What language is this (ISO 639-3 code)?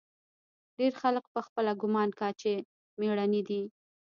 pus